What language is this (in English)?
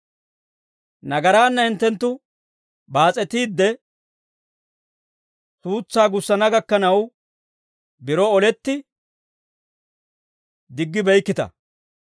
Dawro